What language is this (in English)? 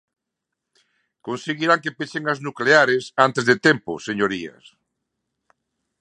Galician